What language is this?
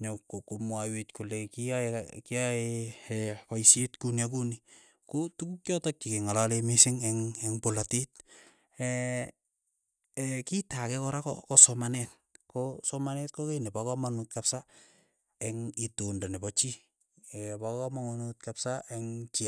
Keiyo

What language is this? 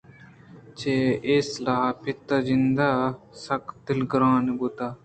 Eastern Balochi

